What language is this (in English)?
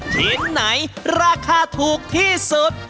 Thai